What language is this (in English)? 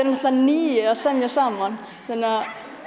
Icelandic